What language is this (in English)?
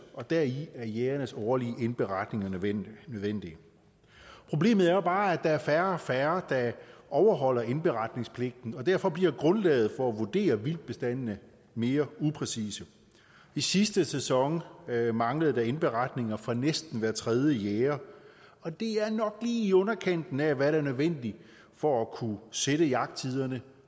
Danish